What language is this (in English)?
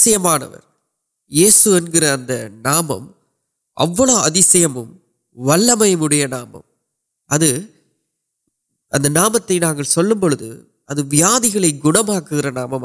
Urdu